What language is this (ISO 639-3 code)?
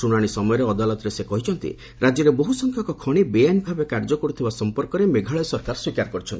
ori